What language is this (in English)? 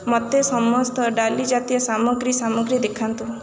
Odia